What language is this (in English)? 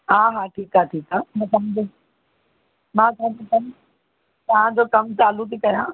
Sindhi